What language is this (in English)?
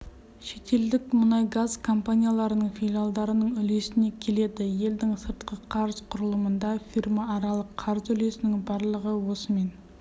Kazakh